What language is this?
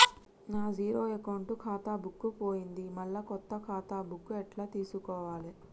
Telugu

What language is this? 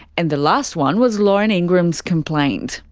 English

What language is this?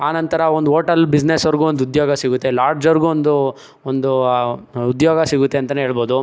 Kannada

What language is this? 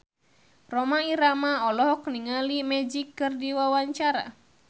Sundanese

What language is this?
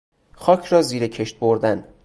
Persian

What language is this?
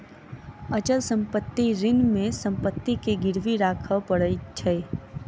Maithili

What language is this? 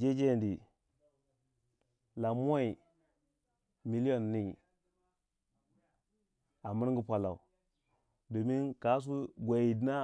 Waja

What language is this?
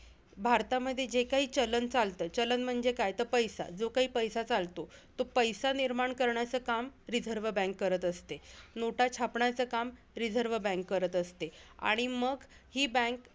Marathi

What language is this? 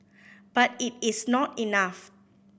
English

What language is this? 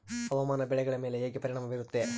Kannada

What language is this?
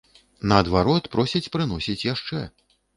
Belarusian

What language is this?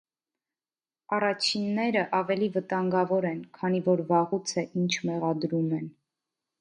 Armenian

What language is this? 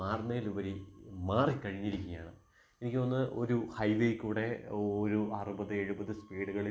Malayalam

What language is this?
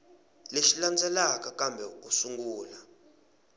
Tsonga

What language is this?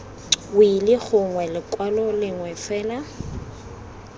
Tswana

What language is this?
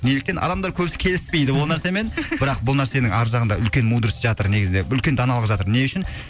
Kazakh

